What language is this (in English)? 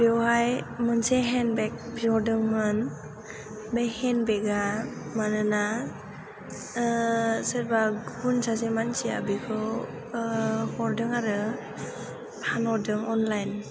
Bodo